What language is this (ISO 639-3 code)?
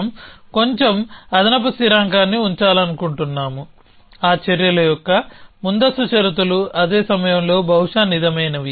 tel